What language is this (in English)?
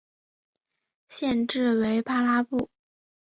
Chinese